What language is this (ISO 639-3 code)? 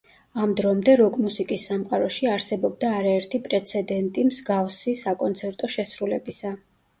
kat